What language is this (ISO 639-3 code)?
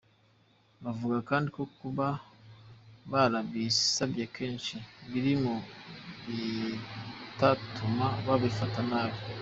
kin